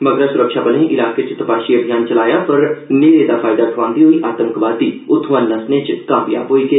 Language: Dogri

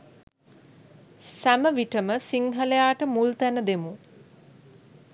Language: Sinhala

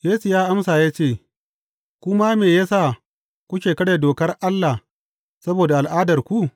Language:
Hausa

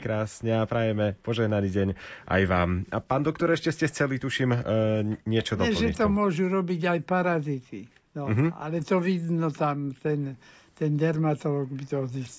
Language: Slovak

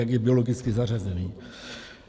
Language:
Czech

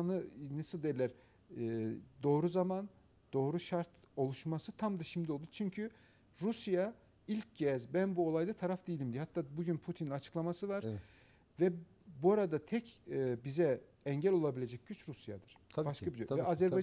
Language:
Turkish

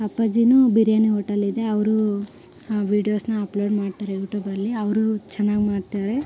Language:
Kannada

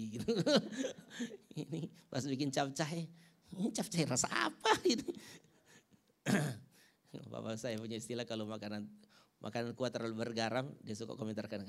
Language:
Indonesian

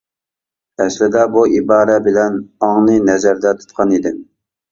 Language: Uyghur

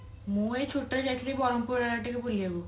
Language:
Odia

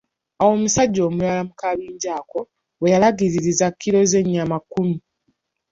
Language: Ganda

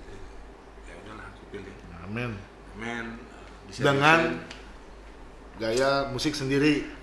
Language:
Indonesian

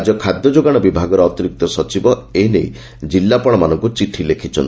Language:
Odia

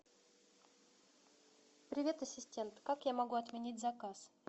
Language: Russian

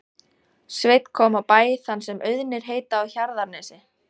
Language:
Icelandic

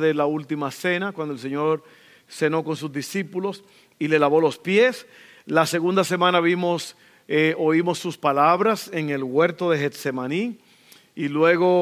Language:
Spanish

